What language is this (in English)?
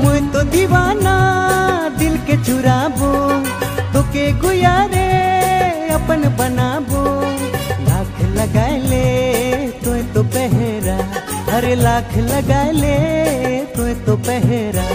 Hindi